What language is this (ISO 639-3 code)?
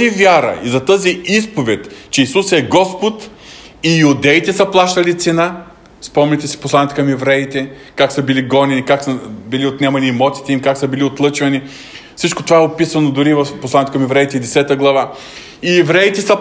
bul